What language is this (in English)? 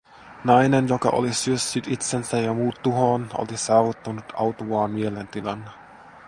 Finnish